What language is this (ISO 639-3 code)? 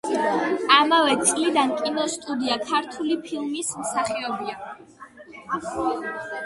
kat